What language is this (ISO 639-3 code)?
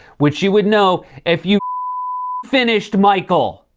eng